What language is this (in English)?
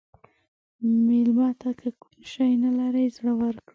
Pashto